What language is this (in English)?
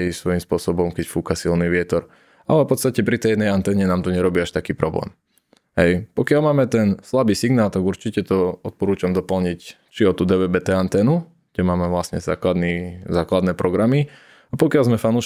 Slovak